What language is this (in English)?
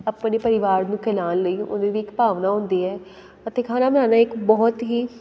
Punjabi